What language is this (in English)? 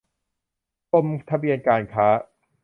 Thai